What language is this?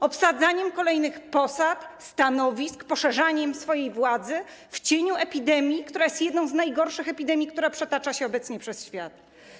Polish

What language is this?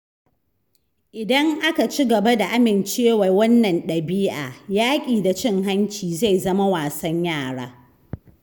Hausa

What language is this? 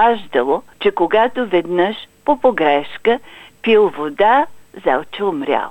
Bulgarian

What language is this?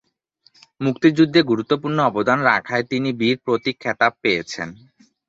Bangla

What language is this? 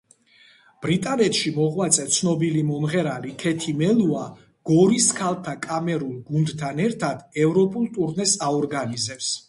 Georgian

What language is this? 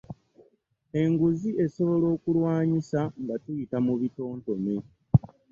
Ganda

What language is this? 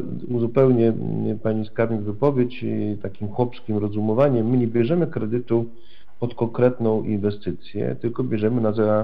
Polish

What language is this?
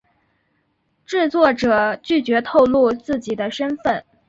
Chinese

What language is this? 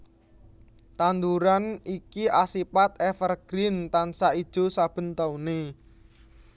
Javanese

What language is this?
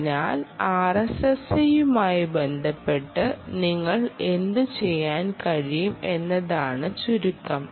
Malayalam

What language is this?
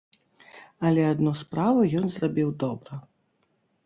Belarusian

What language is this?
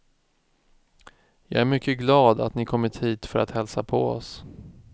Swedish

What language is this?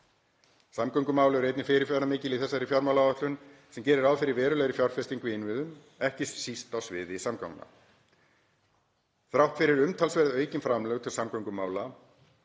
Icelandic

